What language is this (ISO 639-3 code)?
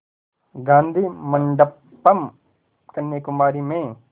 hin